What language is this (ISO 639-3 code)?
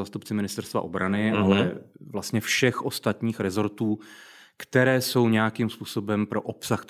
ces